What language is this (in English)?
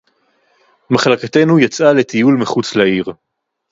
Hebrew